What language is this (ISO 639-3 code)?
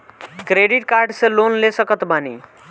bho